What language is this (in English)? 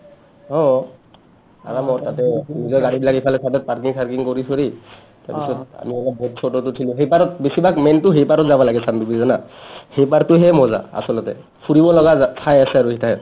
Assamese